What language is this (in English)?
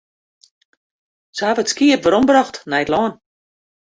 Western Frisian